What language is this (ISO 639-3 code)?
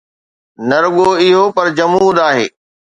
snd